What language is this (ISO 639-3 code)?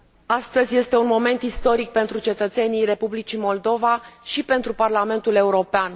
ron